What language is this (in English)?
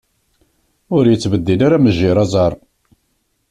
Kabyle